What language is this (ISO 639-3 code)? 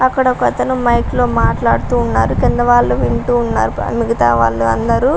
tel